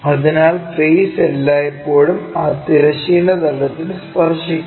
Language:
Malayalam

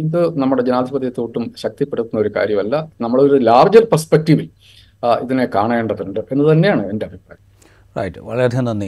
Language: Malayalam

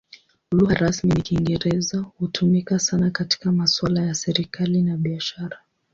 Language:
Swahili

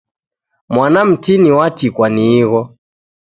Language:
Taita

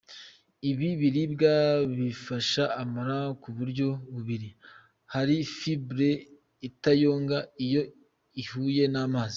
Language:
Kinyarwanda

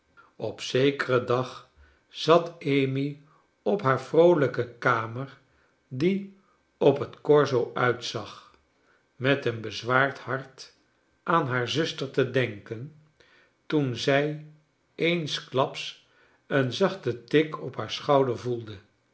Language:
Dutch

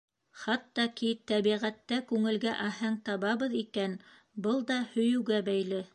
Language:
Bashkir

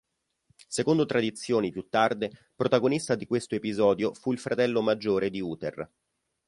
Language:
Italian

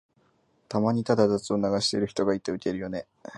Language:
Japanese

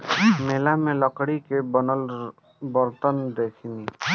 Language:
Bhojpuri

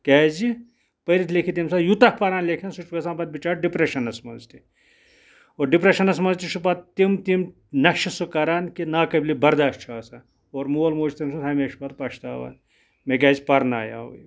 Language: Kashmiri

